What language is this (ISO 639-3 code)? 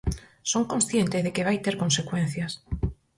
glg